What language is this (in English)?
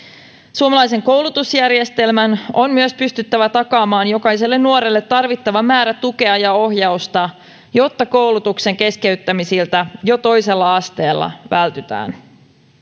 Finnish